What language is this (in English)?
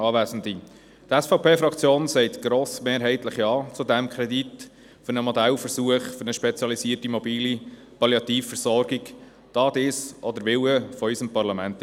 Swiss German